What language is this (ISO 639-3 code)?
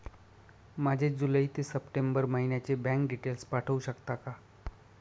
mar